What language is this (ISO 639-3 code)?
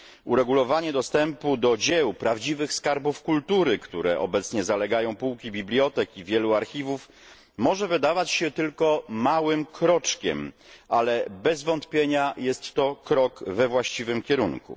pol